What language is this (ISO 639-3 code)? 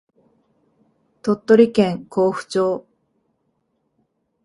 jpn